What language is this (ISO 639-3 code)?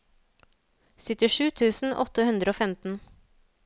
nor